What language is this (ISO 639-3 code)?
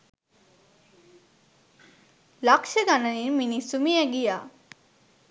sin